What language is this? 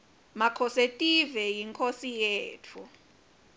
Swati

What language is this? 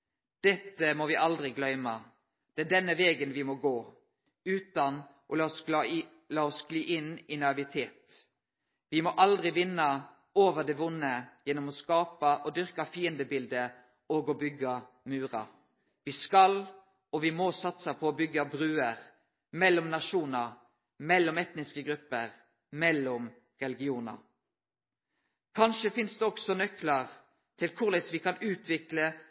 Norwegian Nynorsk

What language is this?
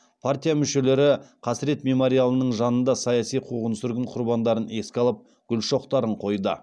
Kazakh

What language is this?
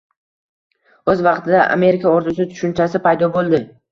Uzbek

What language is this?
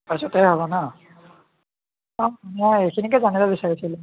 Assamese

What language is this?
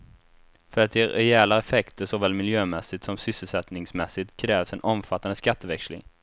Swedish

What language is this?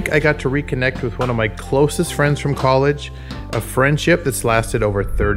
English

